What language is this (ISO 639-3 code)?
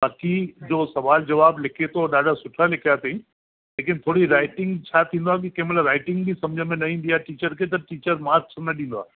snd